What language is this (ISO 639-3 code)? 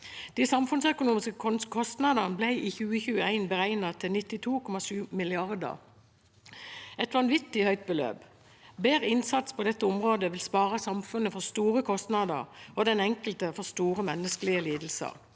nor